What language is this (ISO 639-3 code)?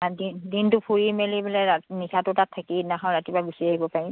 asm